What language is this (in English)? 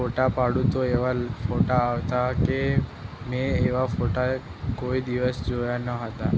Gujarati